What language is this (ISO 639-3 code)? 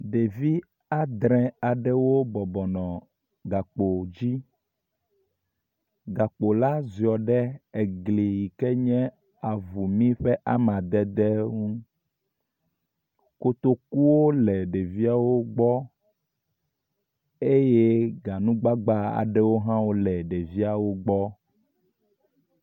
ewe